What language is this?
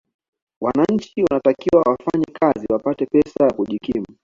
Swahili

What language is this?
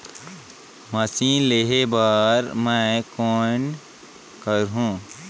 Chhattisgarhi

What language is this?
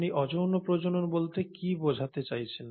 Bangla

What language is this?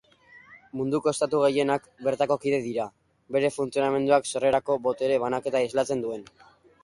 Basque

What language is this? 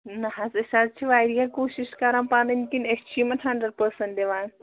Kashmiri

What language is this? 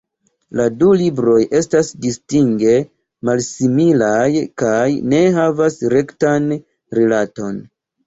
Esperanto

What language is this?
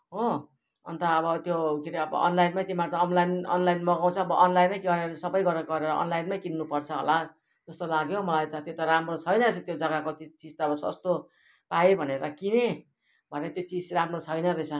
Nepali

